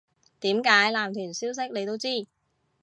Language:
Cantonese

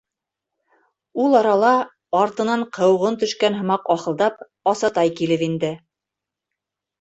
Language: Bashkir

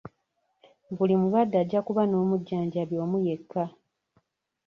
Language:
Ganda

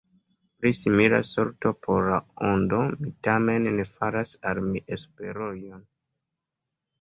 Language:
Esperanto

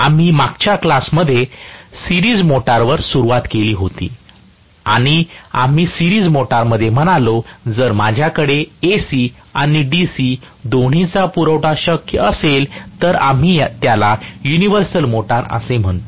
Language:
Marathi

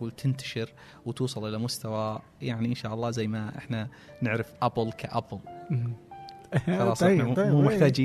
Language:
Arabic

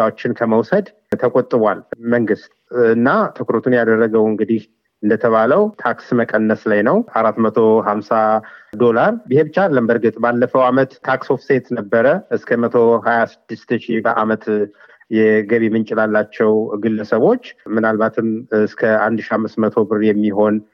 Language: Amharic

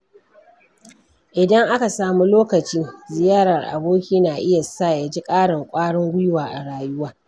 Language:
Hausa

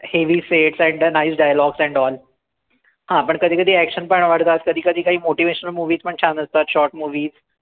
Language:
Marathi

